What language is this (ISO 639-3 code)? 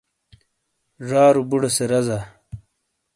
scl